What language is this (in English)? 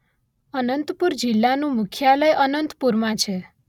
Gujarati